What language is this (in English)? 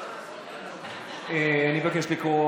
Hebrew